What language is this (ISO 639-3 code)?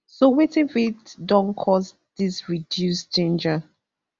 pcm